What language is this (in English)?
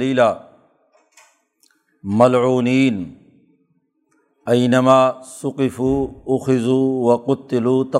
Urdu